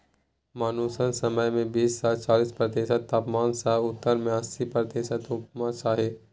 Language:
Maithili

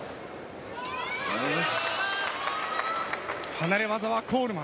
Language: Japanese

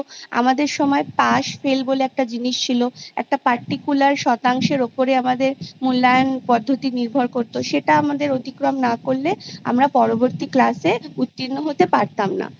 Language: Bangla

